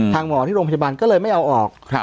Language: Thai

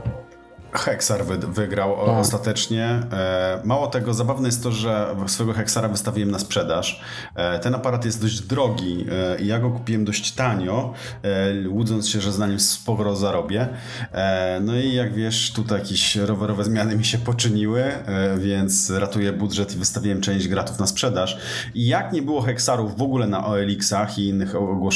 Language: Polish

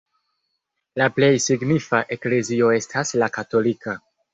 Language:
Esperanto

